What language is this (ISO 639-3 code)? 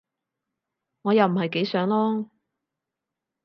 yue